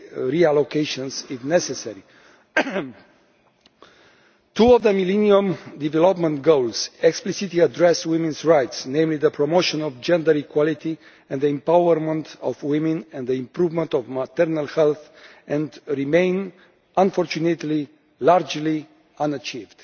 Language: English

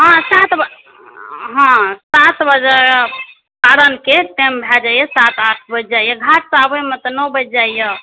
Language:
Maithili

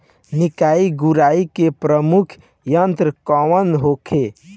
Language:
Bhojpuri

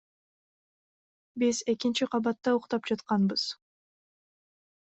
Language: Kyrgyz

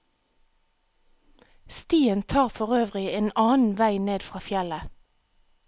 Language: Norwegian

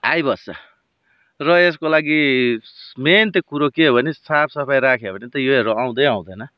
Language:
Nepali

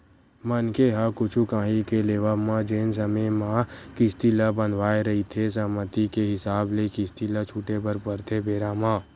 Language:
Chhattisgarhi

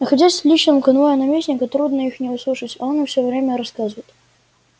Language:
Russian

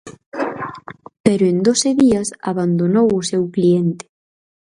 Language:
Galician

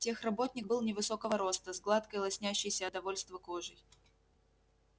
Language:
Russian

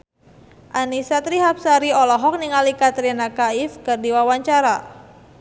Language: Sundanese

